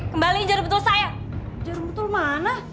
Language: Indonesian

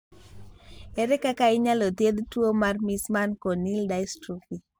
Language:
Luo (Kenya and Tanzania)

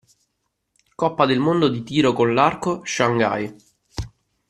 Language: Italian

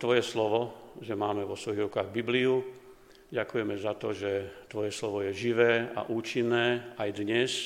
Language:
Slovak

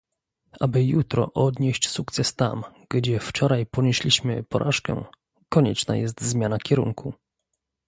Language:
Polish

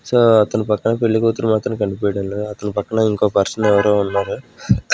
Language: Telugu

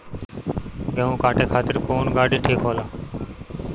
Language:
Bhojpuri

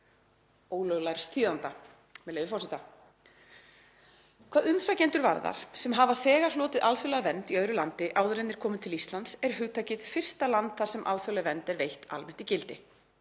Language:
Icelandic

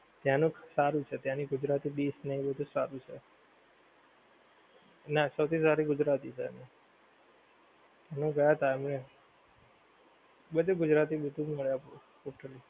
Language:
Gujarati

